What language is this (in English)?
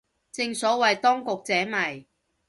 Cantonese